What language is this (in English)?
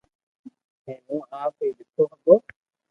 Loarki